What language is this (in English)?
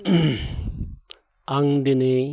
Bodo